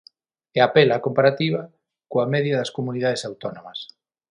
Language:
Galician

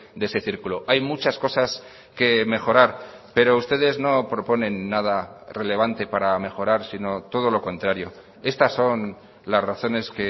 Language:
Spanish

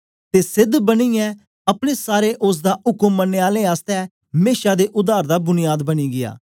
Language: Dogri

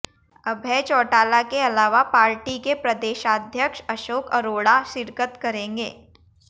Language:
Hindi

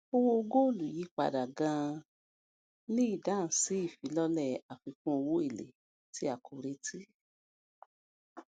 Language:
Yoruba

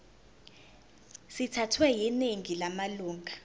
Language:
Zulu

